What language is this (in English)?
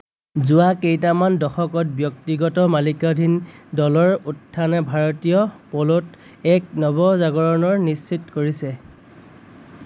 Assamese